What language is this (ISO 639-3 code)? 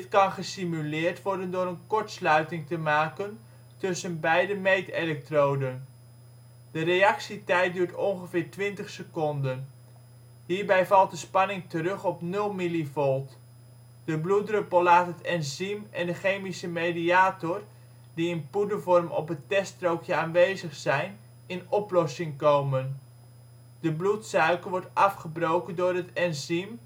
nld